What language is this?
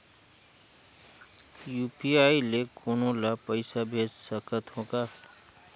Chhattisgarhi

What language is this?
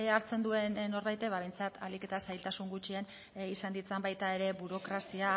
Basque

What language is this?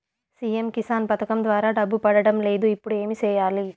Telugu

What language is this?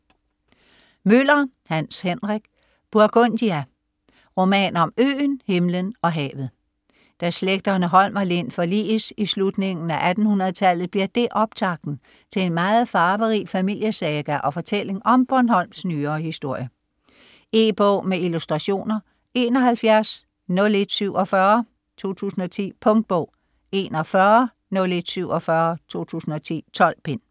Danish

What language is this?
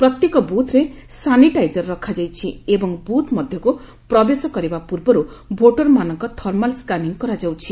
Odia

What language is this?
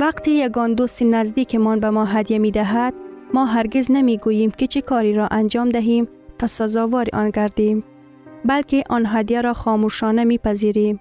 Persian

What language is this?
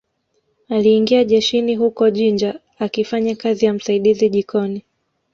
Swahili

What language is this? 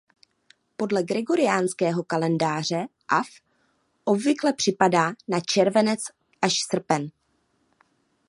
Czech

